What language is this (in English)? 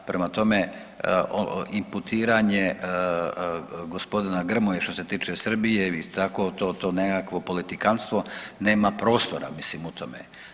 Croatian